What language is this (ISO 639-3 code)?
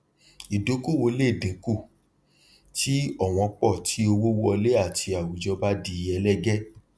yor